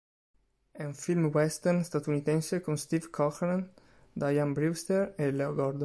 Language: Italian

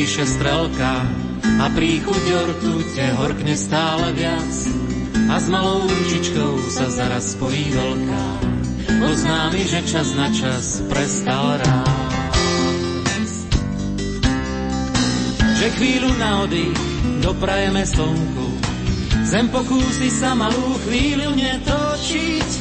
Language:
Slovak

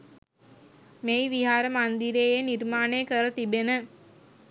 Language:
Sinhala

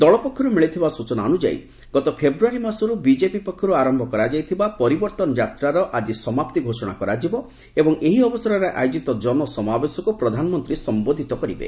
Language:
Odia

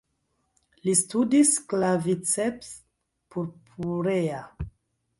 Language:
Esperanto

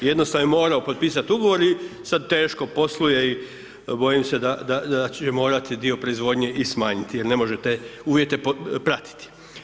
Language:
Croatian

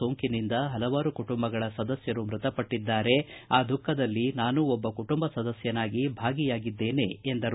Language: Kannada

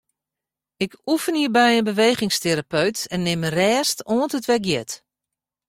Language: Western Frisian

